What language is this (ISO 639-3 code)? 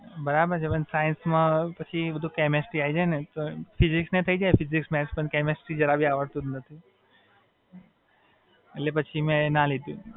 guj